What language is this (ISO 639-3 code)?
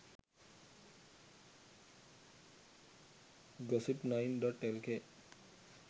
sin